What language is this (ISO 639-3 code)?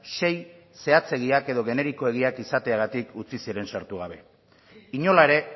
eus